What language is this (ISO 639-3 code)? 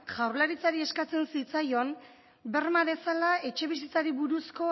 eus